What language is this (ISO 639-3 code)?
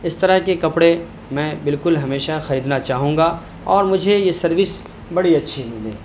urd